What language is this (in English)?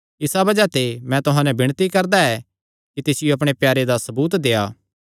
Kangri